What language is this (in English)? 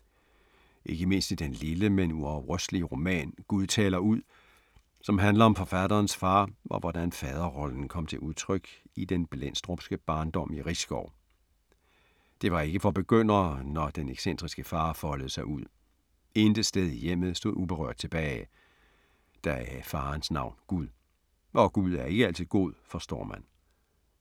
Danish